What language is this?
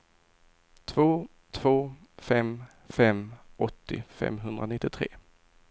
Swedish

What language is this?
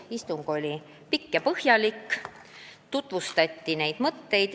Estonian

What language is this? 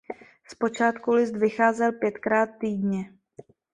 Czech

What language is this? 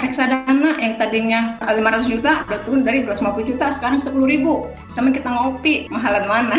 Indonesian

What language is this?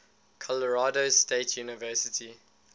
English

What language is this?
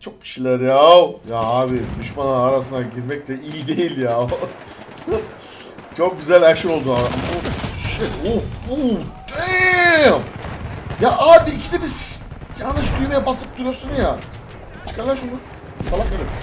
Turkish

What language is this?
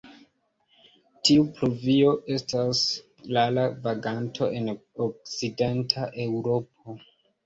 Esperanto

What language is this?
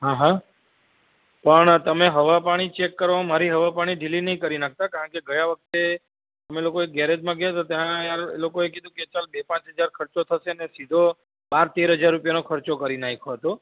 Gujarati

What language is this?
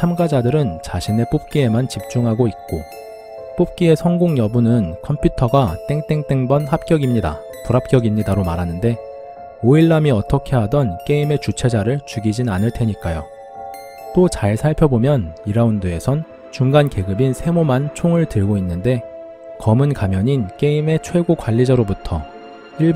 Korean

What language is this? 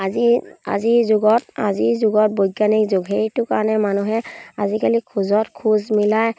Assamese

